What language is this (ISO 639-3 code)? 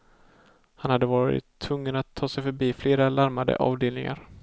swe